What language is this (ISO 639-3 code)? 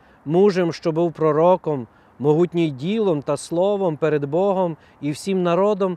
ukr